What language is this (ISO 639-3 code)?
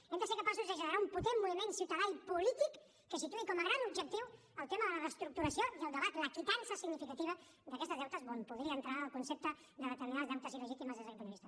cat